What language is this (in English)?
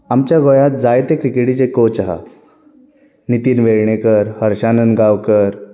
Konkani